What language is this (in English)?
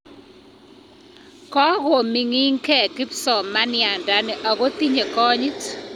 Kalenjin